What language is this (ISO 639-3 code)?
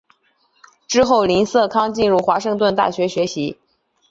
zho